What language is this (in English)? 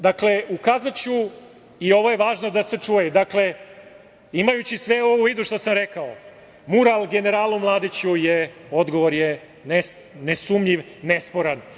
Serbian